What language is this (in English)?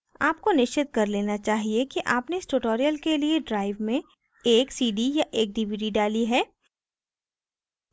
Hindi